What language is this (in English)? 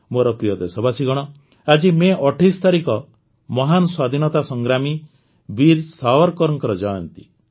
Odia